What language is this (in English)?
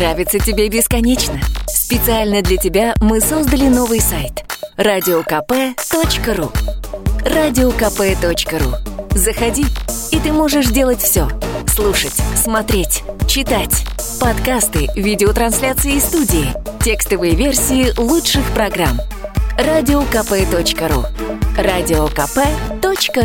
Russian